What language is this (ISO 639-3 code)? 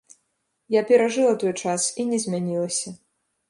bel